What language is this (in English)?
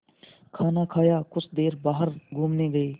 Hindi